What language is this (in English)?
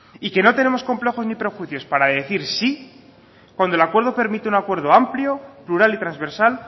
Spanish